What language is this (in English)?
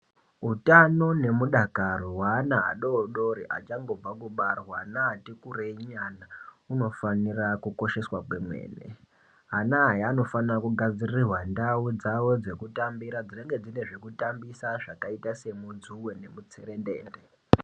Ndau